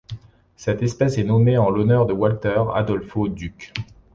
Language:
French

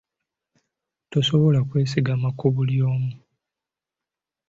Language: Ganda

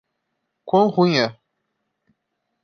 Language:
Portuguese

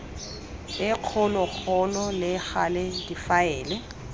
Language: Tswana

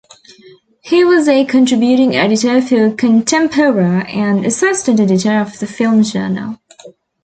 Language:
English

